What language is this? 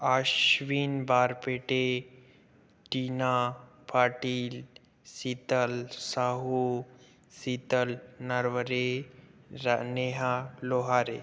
Hindi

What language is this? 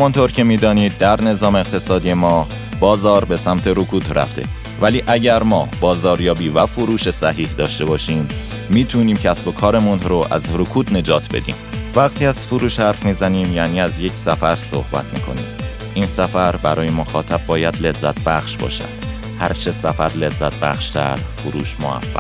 Persian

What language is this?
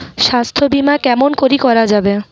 Bangla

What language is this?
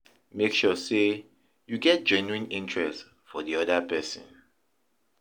Nigerian Pidgin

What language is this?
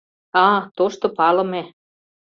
Mari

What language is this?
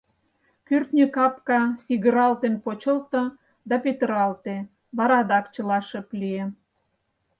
Mari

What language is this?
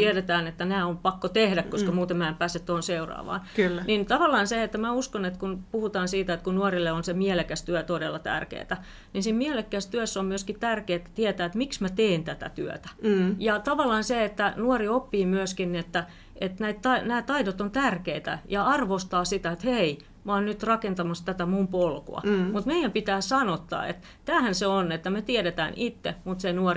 Finnish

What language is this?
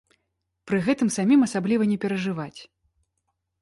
Belarusian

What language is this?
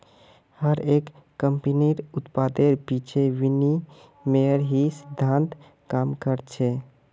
Magahi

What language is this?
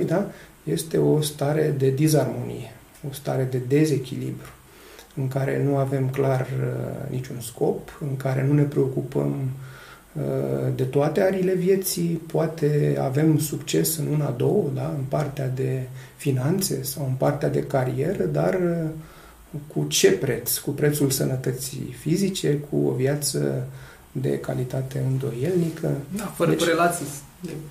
Romanian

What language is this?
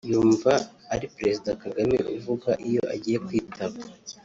Kinyarwanda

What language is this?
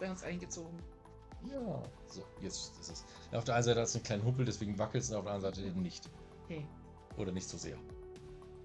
German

